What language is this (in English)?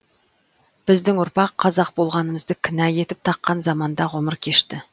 Kazakh